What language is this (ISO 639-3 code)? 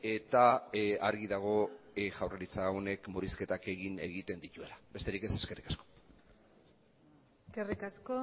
eus